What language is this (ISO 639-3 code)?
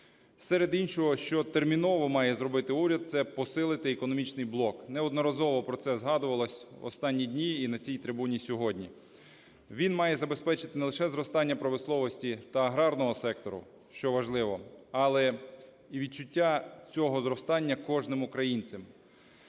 ukr